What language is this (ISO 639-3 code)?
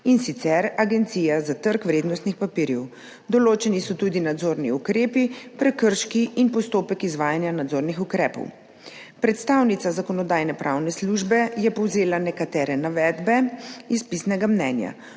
slv